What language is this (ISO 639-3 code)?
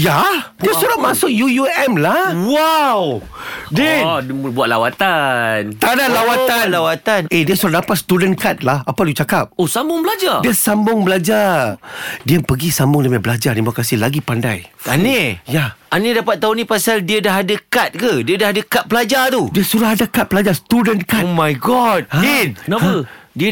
msa